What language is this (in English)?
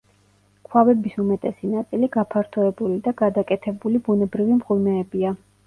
Georgian